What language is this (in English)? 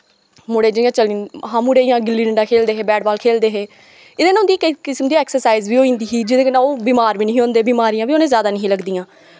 Dogri